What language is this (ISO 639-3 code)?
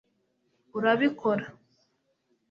kin